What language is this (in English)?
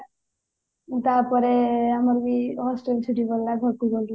Odia